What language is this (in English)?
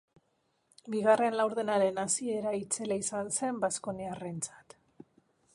Basque